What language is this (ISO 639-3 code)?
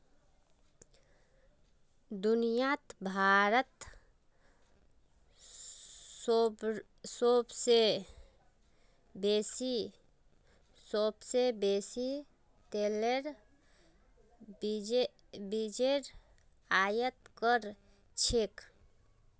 mag